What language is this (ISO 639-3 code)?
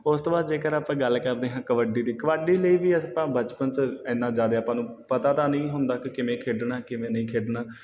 pan